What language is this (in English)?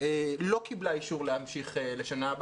Hebrew